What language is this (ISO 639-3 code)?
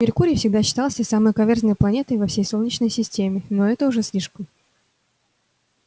rus